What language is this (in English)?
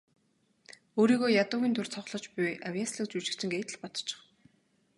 Mongolian